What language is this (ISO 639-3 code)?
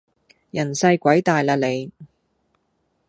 yue